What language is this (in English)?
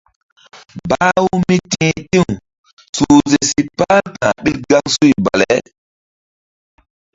Mbum